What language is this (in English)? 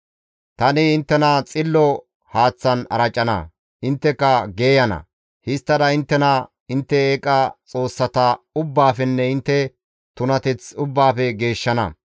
Gamo